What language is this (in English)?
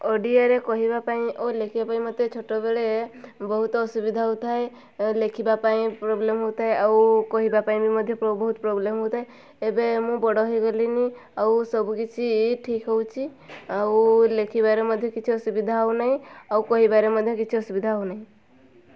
Odia